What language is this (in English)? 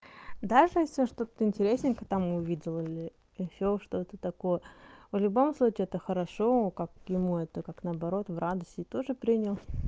Russian